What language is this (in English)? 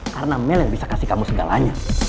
Indonesian